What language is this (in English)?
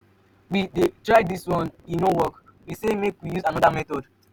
Nigerian Pidgin